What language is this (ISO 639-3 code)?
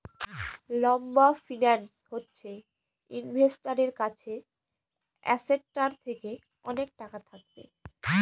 ben